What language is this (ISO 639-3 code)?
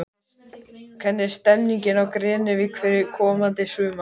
isl